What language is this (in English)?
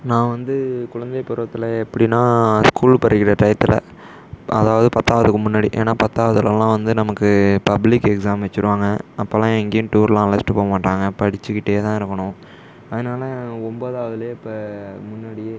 Tamil